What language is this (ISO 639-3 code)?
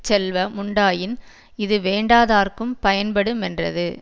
tam